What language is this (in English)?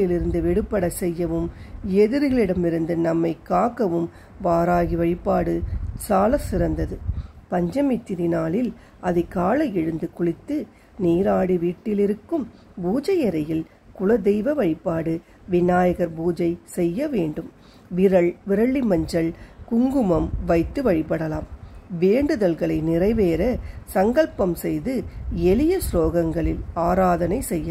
Tamil